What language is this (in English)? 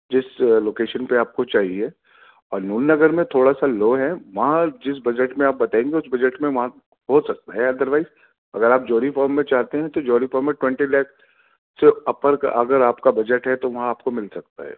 Urdu